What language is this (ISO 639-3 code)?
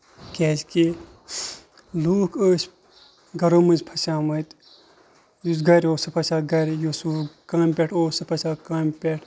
kas